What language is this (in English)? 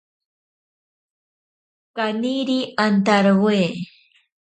Ashéninka Perené